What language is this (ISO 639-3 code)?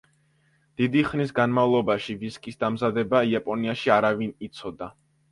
kat